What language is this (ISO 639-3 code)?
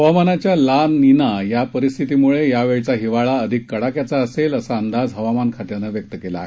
mar